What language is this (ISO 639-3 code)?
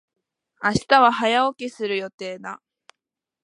jpn